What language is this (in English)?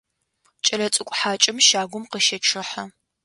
Adyghe